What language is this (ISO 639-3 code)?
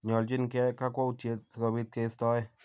kln